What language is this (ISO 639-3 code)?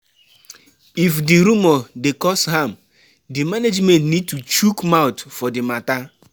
pcm